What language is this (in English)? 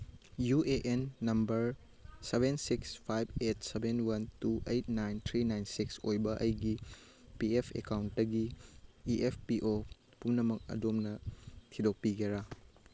Manipuri